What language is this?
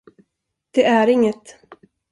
Swedish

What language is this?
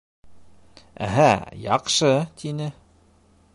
Bashkir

